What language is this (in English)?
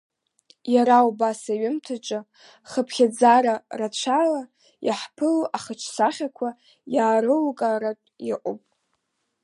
Abkhazian